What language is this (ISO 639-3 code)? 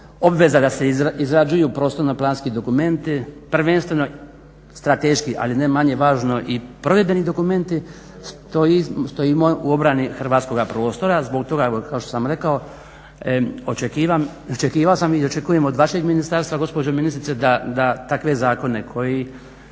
hrv